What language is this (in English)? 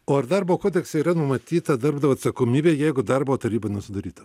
Lithuanian